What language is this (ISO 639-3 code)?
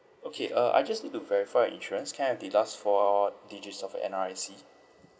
eng